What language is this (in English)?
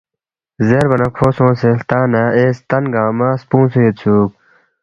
Balti